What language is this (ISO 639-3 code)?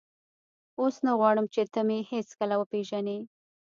pus